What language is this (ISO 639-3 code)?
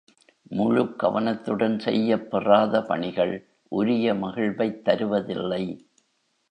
tam